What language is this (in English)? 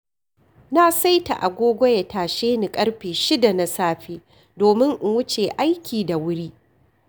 Hausa